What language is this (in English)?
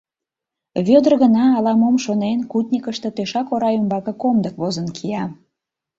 Mari